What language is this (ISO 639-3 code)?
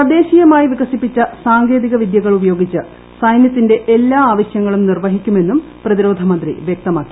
mal